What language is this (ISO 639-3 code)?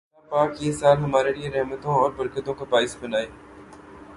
urd